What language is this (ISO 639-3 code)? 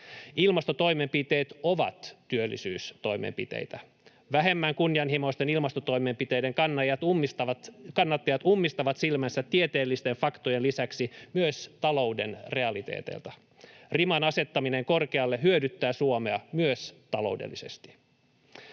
fin